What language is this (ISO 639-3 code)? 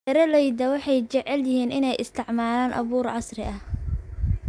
som